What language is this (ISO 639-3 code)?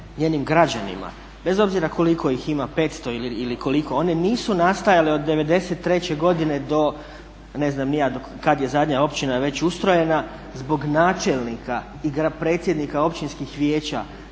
hrv